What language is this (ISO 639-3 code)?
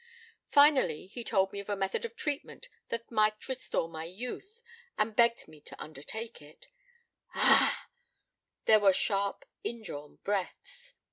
eng